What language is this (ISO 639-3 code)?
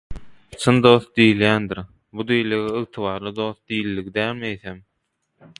tuk